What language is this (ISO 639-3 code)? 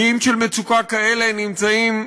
heb